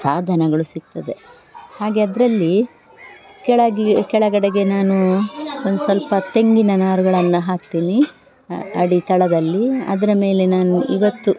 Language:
Kannada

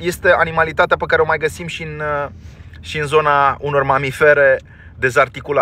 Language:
Romanian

